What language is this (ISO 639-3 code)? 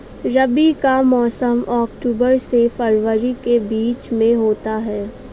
hin